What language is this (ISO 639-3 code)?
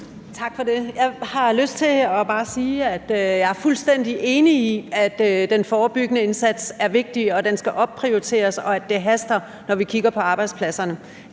dan